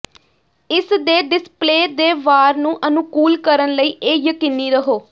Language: Punjabi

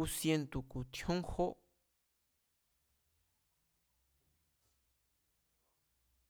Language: Mazatlán Mazatec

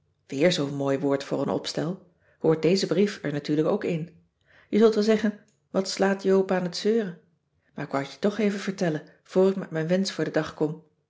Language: Dutch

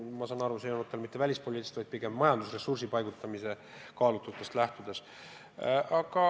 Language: Estonian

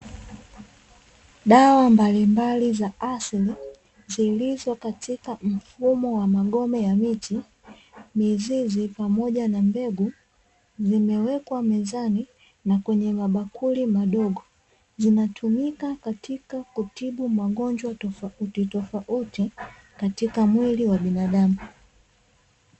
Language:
Swahili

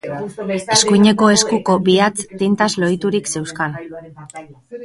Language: Basque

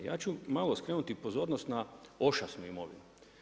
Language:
Croatian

